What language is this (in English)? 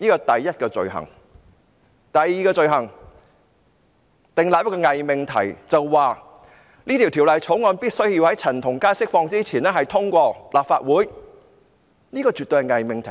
Cantonese